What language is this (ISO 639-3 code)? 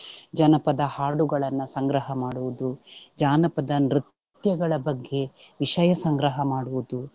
kan